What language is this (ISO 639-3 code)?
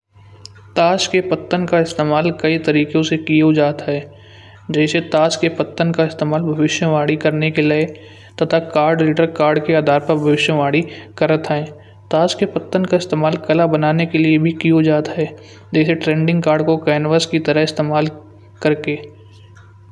bjj